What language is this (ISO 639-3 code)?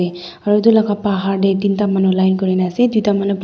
nag